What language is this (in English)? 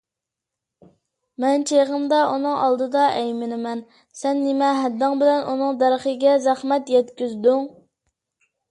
Uyghur